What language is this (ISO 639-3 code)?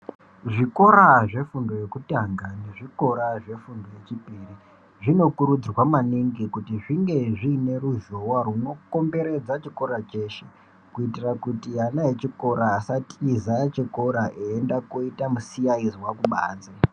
ndc